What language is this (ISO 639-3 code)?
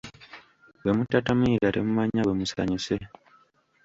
lug